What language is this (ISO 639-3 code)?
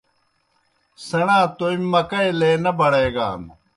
plk